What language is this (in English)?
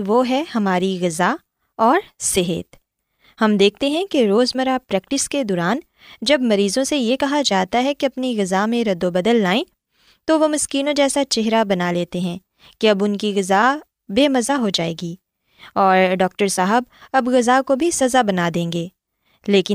Urdu